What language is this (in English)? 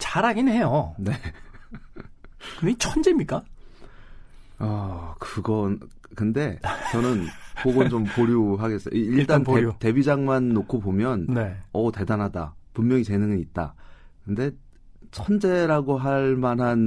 Korean